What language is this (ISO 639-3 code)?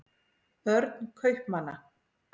isl